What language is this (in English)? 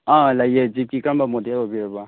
Manipuri